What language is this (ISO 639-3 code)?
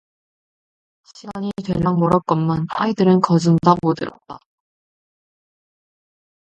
kor